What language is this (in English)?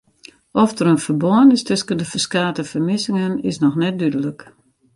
Western Frisian